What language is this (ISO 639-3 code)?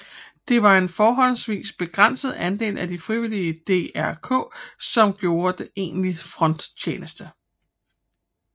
dan